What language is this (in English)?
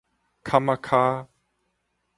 Min Nan Chinese